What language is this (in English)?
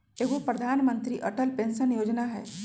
Magahi